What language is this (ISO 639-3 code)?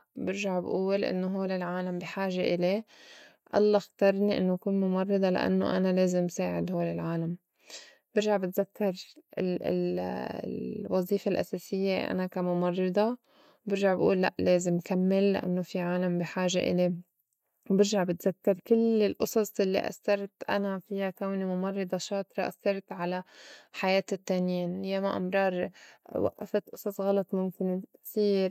apc